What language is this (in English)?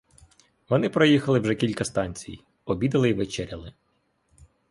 Ukrainian